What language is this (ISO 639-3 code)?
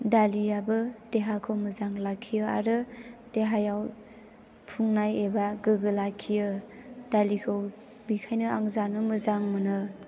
brx